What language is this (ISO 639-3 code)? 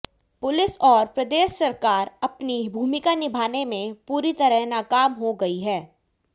hin